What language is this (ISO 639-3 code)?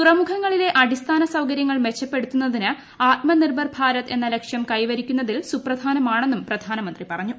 mal